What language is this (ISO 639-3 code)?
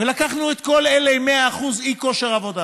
heb